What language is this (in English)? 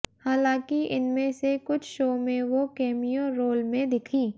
Hindi